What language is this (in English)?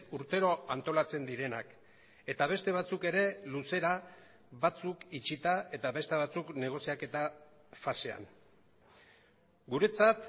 Basque